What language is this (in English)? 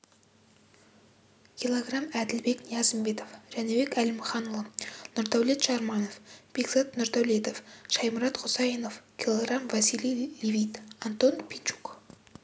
Kazakh